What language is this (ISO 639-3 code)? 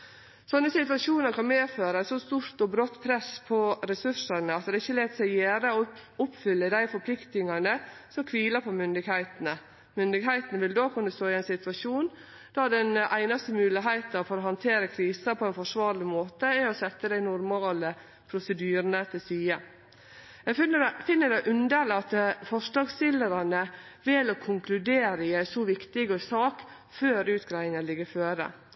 nno